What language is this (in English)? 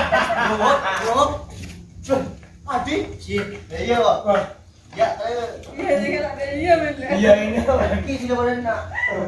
Indonesian